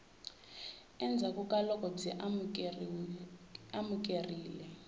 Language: Tsonga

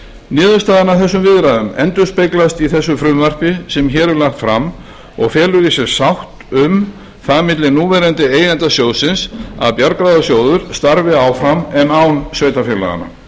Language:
Icelandic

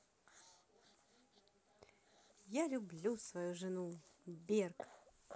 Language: Russian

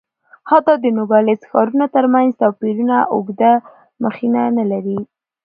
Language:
Pashto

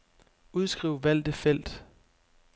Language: Danish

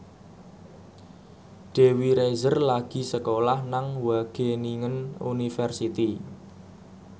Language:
Javanese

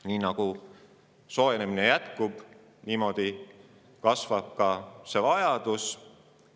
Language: Estonian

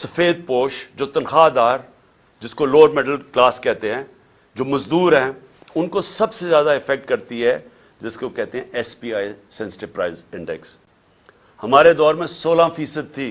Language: Urdu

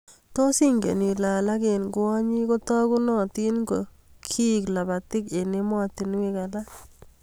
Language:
Kalenjin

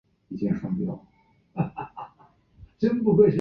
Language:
Chinese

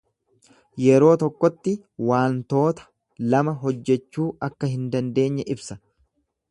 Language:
Oromo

